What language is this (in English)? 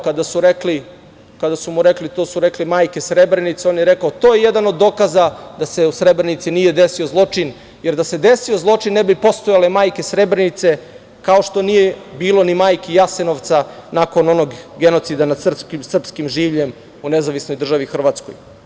Serbian